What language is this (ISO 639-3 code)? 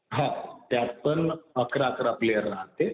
mar